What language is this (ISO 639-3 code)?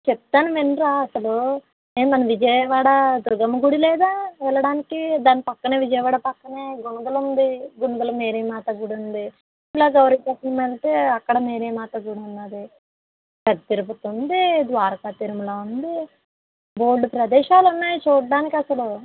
tel